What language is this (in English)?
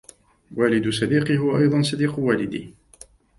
Arabic